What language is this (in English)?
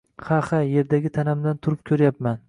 Uzbek